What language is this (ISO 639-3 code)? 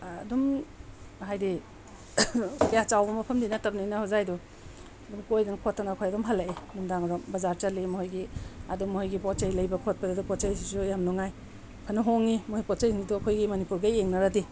mni